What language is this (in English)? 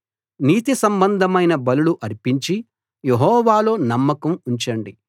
Telugu